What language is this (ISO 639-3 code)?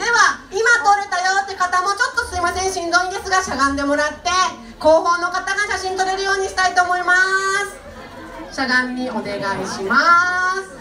jpn